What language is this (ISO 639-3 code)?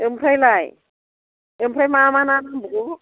brx